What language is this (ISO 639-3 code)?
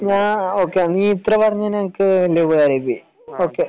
mal